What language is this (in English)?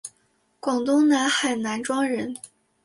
Chinese